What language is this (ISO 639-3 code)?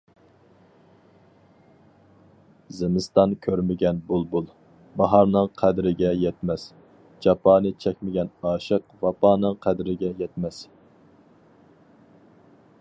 uig